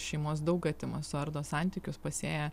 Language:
Lithuanian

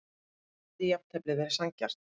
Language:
Icelandic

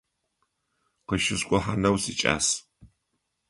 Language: Adyghe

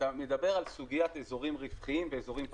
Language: Hebrew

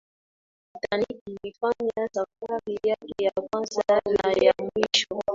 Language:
Swahili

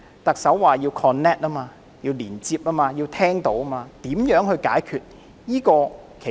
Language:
Cantonese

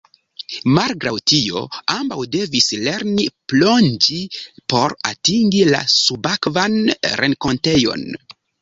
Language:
Esperanto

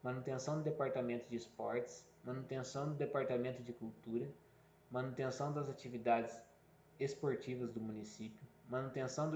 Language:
Portuguese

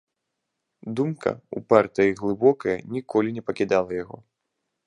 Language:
Belarusian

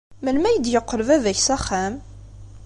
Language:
Kabyle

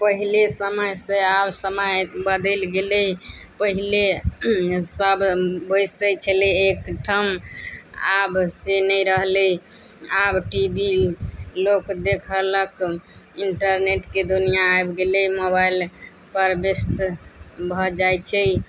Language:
Maithili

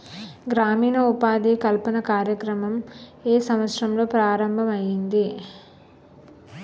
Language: Telugu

